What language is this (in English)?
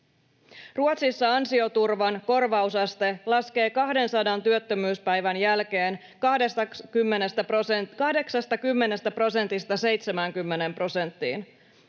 Finnish